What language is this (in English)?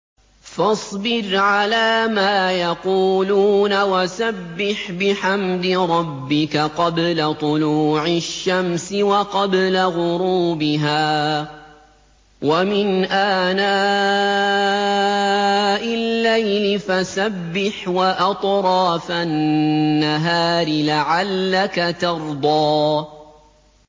Arabic